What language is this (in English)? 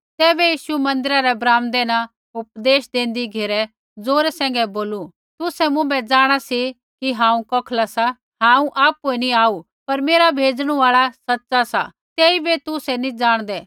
Kullu Pahari